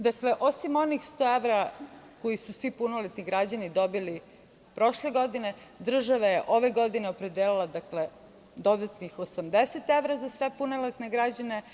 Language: Serbian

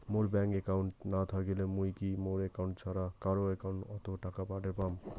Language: Bangla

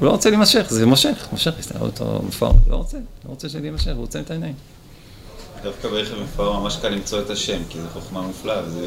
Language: Hebrew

